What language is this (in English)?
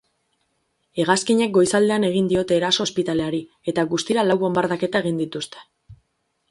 Basque